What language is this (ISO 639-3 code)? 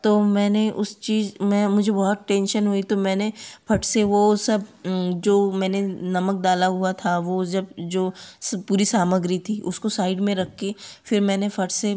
hin